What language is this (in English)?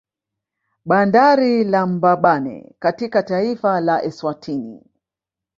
Swahili